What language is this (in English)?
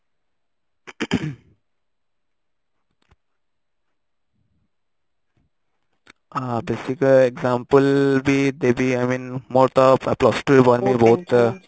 Odia